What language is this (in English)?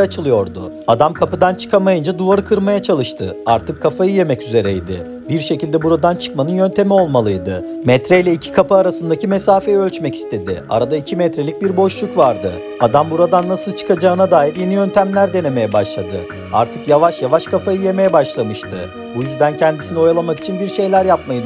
Turkish